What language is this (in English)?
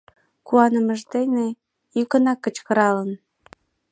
Mari